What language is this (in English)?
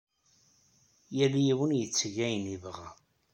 Kabyle